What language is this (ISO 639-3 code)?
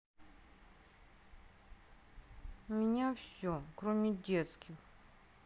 rus